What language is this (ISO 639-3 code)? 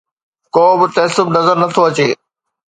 snd